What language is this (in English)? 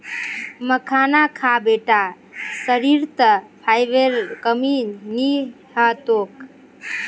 Magahi